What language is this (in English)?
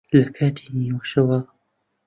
Central Kurdish